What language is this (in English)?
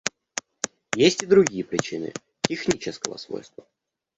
Russian